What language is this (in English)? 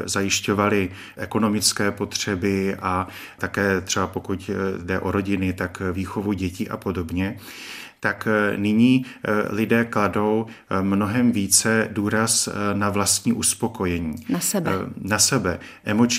Czech